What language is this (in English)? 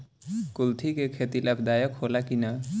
Bhojpuri